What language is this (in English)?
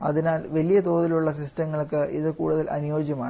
Malayalam